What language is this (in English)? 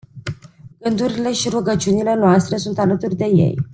Romanian